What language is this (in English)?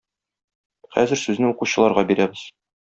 Tatar